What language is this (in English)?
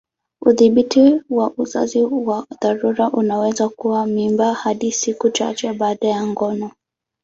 Swahili